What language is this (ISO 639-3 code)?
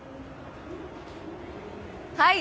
jpn